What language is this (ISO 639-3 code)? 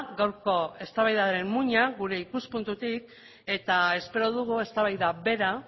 eus